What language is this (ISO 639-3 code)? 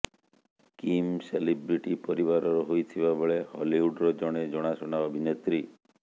ori